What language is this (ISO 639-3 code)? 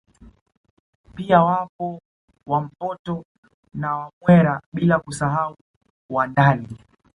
swa